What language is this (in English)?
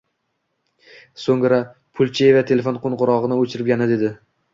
Uzbek